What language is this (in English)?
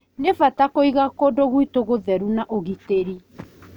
Kikuyu